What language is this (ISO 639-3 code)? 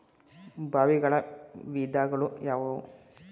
kan